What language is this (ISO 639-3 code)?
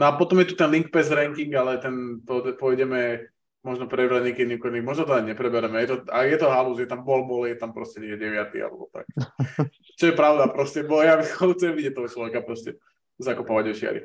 slk